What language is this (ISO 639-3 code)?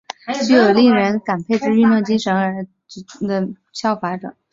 zho